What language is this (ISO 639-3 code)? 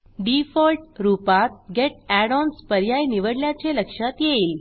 mar